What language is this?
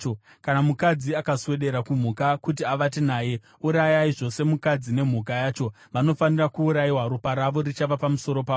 Shona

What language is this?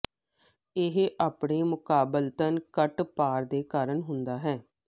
Punjabi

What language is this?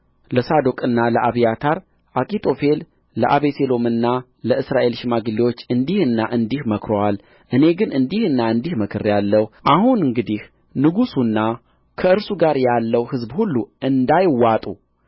Amharic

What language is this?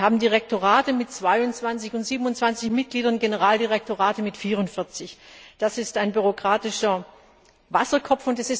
German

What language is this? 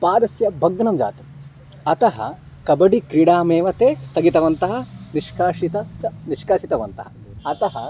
Sanskrit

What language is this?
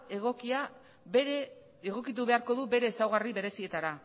Basque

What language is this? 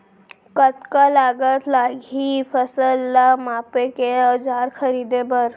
Chhattisgarhi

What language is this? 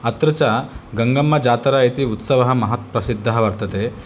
Sanskrit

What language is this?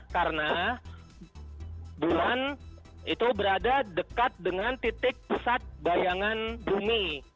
Indonesian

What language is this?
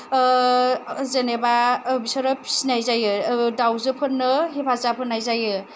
Bodo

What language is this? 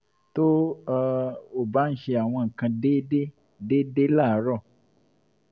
Yoruba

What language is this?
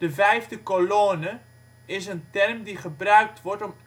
Dutch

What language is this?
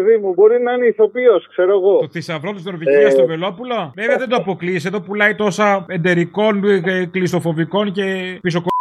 Greek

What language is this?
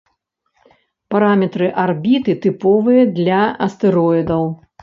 Belarusian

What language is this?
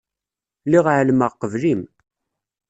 Kabyle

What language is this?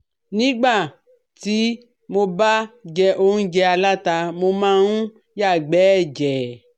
Yoruba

